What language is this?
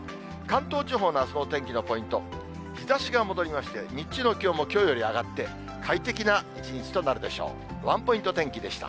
Japanese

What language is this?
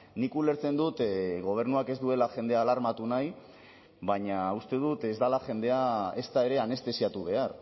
Basque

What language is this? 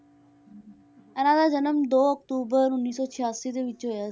Punjabi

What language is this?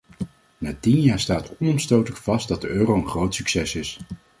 Dutch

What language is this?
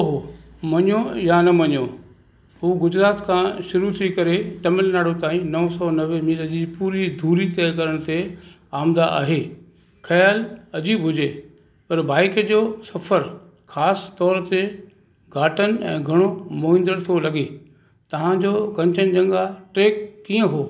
Sindhi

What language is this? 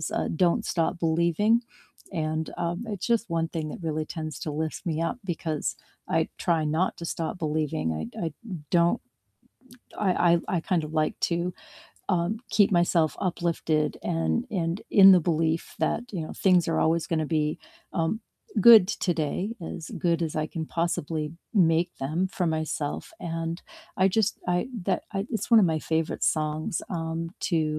English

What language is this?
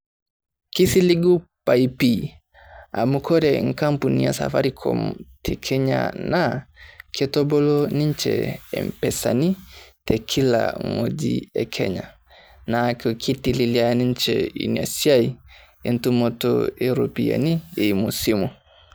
Masai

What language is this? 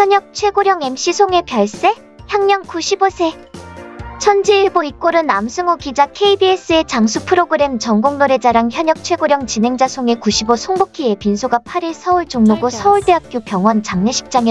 Korean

